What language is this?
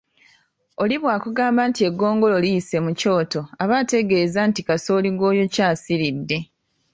Ganda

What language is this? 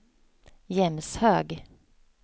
Swedish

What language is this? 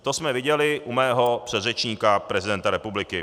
Czech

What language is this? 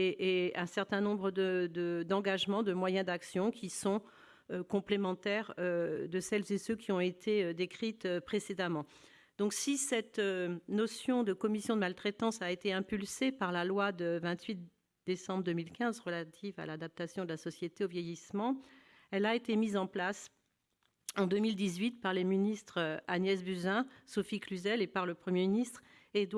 French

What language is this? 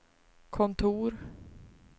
Swedish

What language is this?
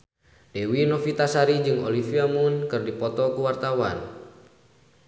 Sundanese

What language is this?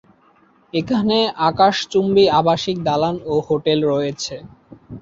Bangla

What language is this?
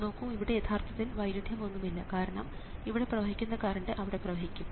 Malayalam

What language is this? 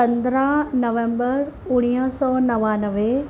Sindhi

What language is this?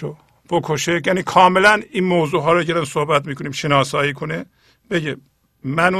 Persian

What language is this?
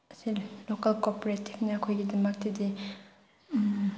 Manipuri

